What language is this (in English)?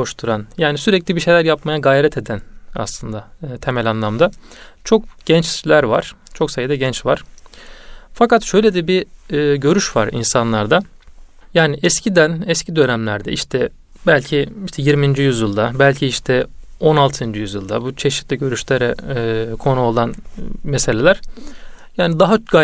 Turkish